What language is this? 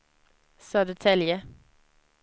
Swedish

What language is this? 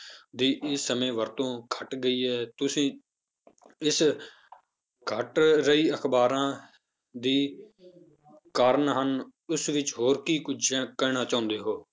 Punjabi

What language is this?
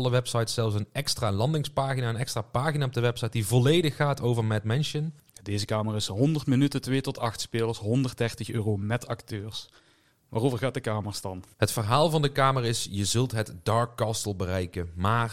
Dutch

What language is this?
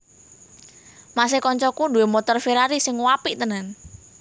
Javanese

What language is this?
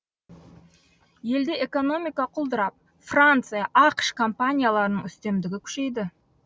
Kazakh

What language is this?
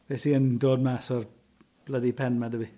Welsh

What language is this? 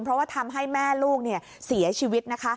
Thai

